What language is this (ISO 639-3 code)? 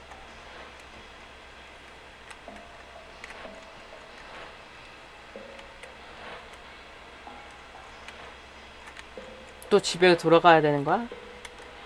kor